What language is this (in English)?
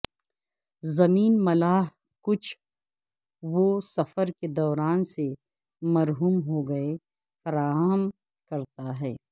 Urdu